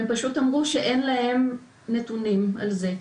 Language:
Hebrew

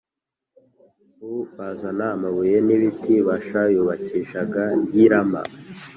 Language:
Kinyarwanda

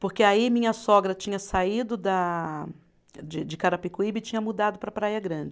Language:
Portuguese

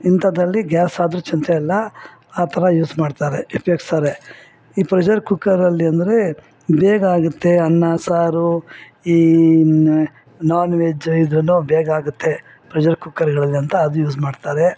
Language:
Kannada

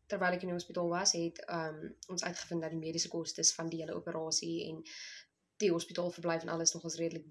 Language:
Dutch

